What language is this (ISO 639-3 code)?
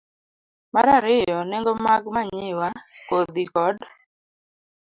luo